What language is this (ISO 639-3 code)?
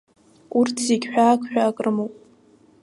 abk